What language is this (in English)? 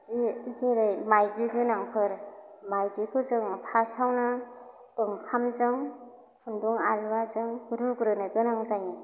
Bodo